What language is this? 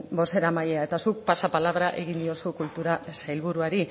Basque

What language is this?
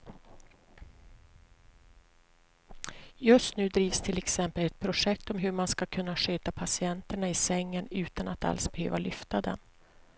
Swedish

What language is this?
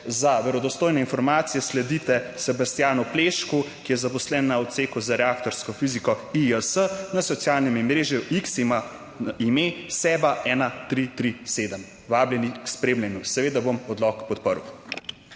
Slovenian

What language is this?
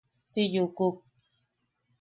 Yaqui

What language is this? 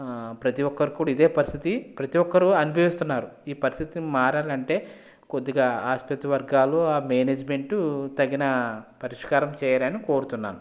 Telugu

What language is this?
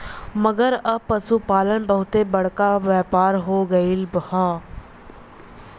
Bhojpuri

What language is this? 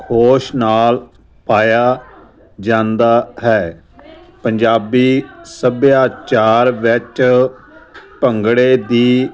Punjabi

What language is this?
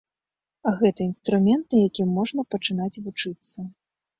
Belarusian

